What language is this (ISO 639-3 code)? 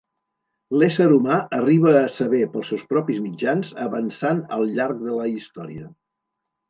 cat